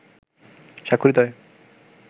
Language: Bangla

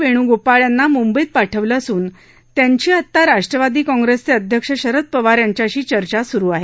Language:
Marathi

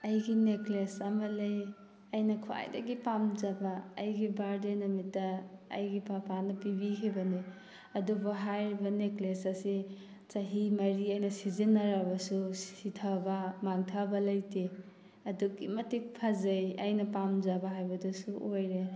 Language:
Manipuri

